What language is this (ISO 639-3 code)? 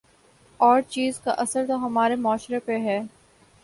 urd